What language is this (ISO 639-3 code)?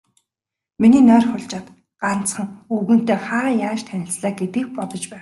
mon